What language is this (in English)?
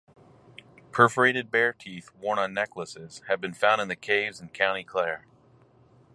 English